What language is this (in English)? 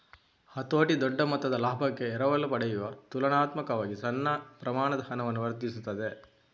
Kannada